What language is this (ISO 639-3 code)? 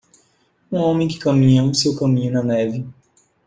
por